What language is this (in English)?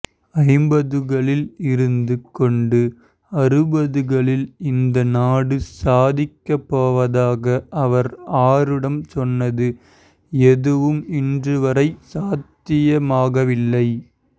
Tamil